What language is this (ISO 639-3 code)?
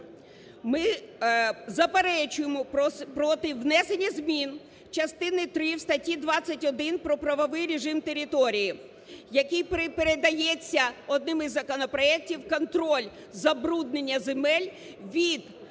ukr